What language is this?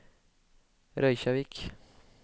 Norwegian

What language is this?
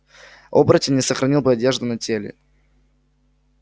Russian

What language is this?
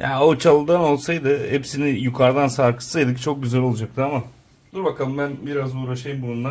Turkish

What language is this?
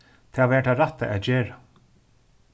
Faroese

